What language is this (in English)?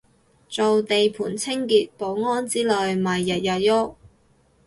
Cantonese